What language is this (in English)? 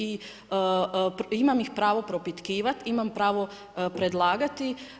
Croatian